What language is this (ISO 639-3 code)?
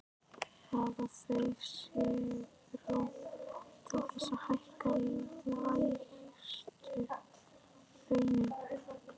isl